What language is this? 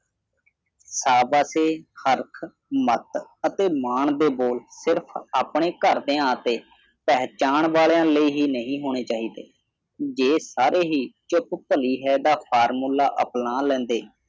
Punjabi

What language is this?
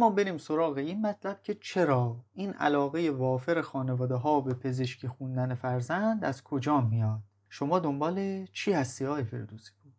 Persian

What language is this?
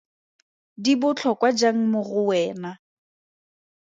Tswana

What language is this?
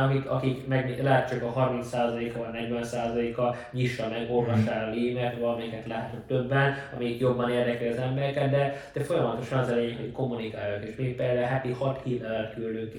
Hungarian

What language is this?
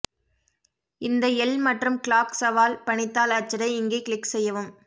Tamil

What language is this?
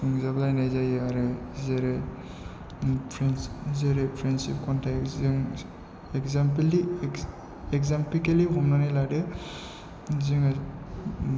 Bodo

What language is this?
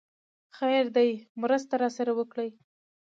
Pashto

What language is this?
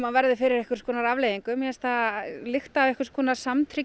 Icelandic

